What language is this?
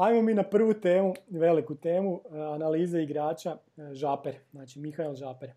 Croatian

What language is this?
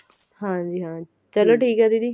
Punjabi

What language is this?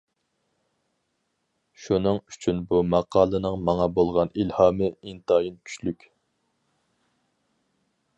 Uyghur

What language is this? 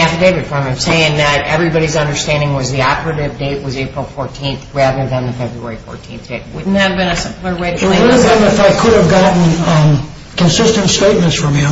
English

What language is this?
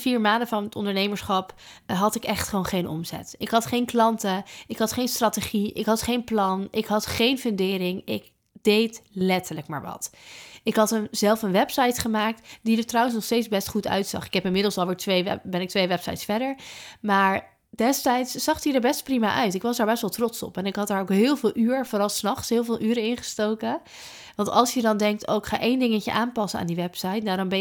Dutch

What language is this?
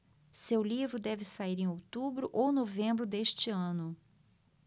Portuguese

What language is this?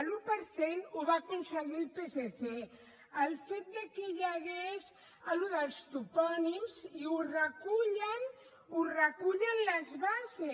Catalan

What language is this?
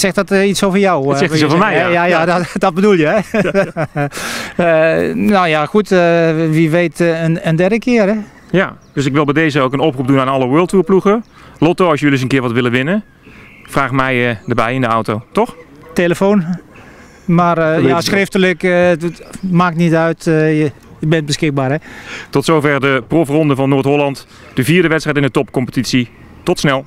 Dutch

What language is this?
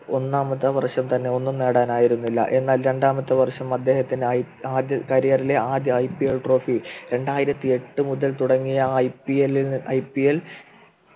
Malayalam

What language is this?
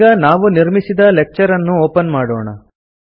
Kannada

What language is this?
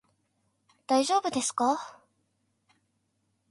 Japanese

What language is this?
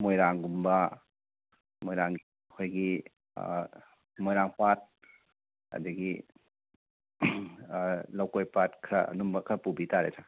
Manipuri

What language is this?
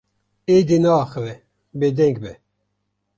Kurdish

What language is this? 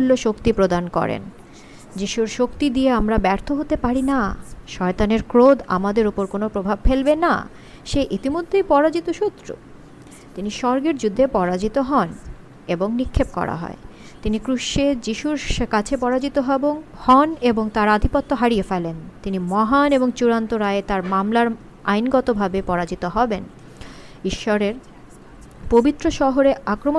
Bangla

